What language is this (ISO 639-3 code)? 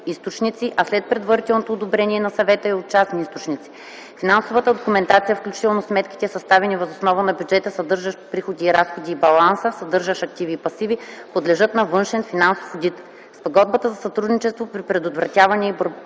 bul